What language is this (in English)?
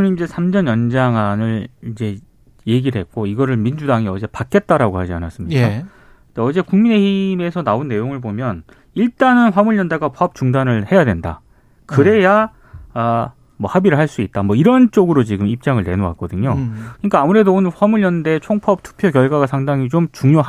Korean